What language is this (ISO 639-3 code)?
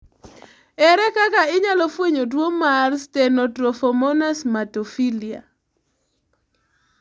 luo